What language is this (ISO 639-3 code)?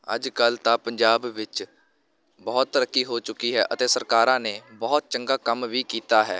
pan